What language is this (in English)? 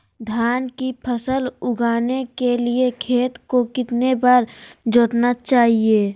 Magahi